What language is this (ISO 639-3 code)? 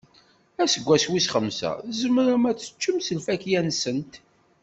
kab